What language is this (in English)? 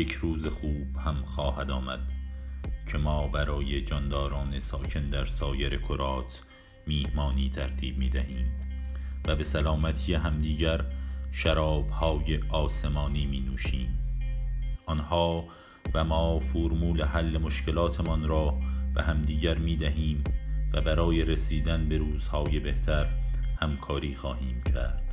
Persian